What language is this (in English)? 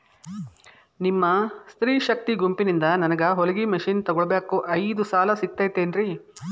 Kannada